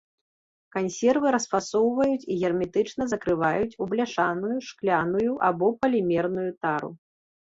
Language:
Belarusian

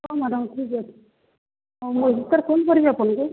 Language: Odia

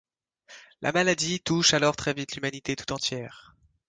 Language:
French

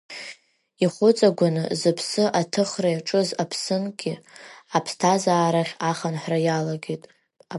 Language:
Abkhazian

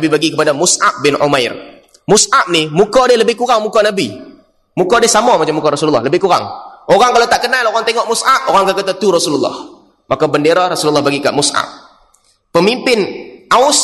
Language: Malay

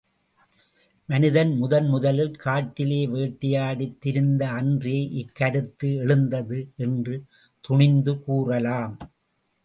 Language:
Tamil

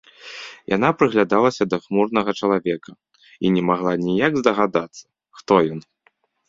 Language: Belarusian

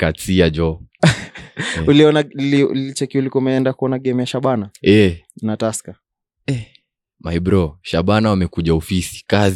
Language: Swahili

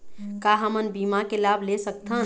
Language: Chhattisgarhi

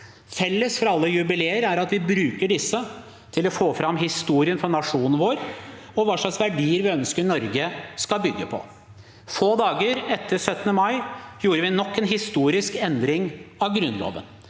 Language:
Norwegian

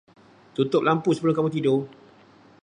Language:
Malay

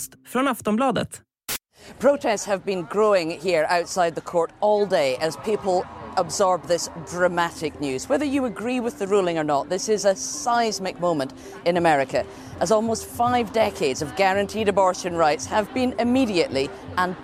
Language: Swedish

